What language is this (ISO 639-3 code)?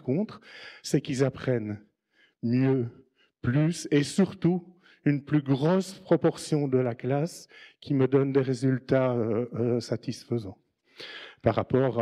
fra